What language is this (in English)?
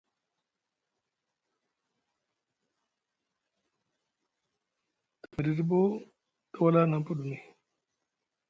Musgu